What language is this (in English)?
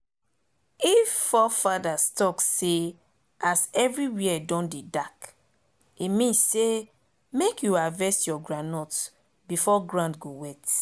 Nigerian Pidgin